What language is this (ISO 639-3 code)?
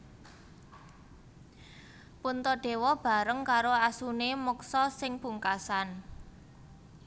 jav